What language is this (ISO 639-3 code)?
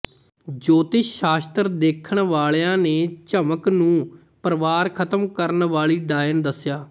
pan